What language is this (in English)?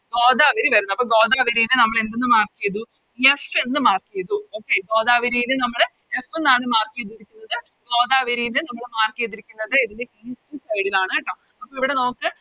Malayalam